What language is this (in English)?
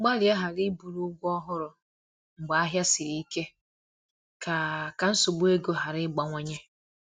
Igbo